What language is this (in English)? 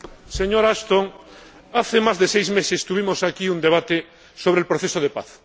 Spanish